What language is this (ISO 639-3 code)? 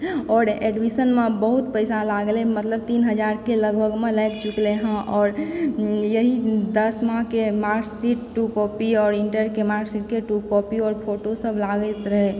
mai